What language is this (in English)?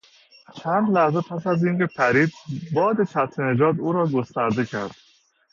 Persian